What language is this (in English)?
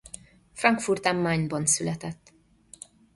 Hungarian